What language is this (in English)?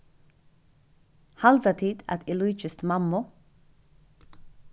Faroese